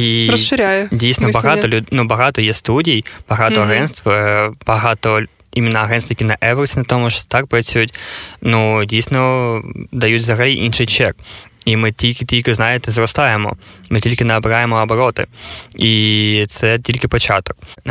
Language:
Ukrainian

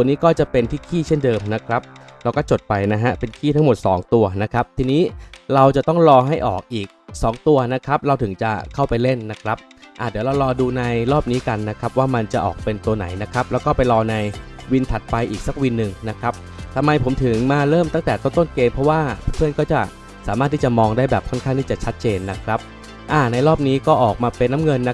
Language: Thai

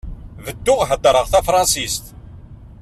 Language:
Kabyle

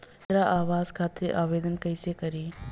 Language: Bhojpuri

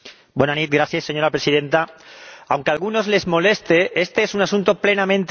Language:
Spanish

